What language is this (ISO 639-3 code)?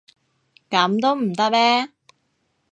yue